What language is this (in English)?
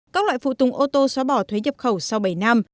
Vietnamese